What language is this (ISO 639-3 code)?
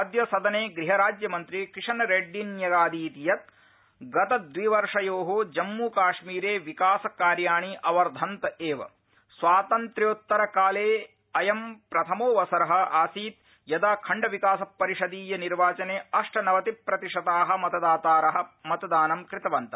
san